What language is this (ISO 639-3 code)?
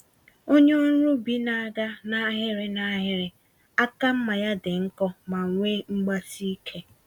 ibo